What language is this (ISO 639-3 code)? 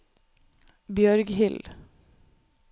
nor